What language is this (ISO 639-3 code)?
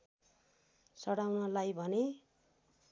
nep